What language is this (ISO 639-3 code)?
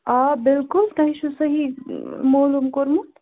kas